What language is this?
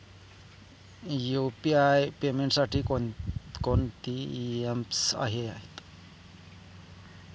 Marathi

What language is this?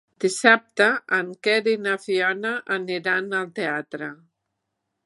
Catalan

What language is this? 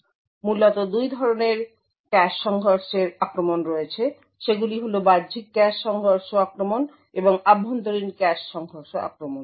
Bangla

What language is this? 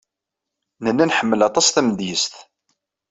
Kabyle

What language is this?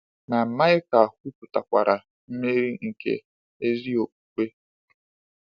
Igbo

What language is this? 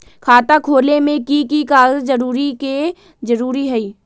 Magahi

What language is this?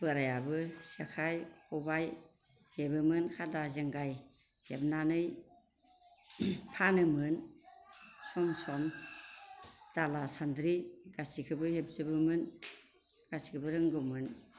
Bodo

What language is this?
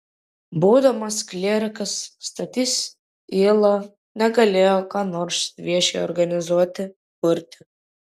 Lithuanian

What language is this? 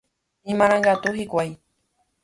Guarani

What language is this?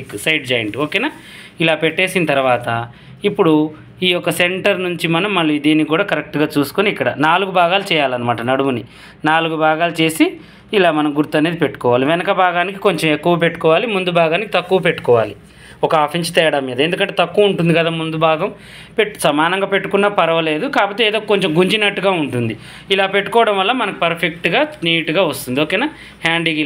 Telugu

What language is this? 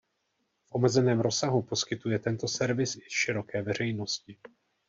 Czech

